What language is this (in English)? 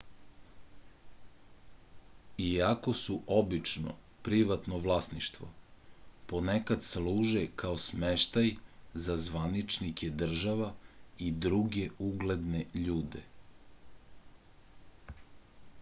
Serbian